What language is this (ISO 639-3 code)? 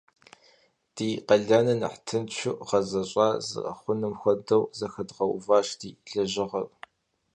kbd